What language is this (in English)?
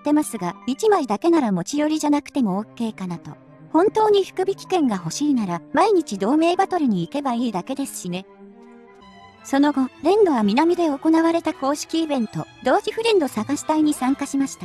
Japanese